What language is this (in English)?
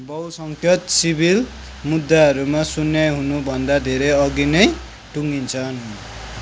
Nepali